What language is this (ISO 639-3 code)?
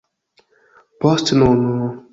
epo